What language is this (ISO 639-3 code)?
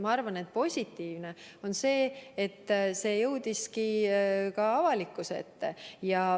est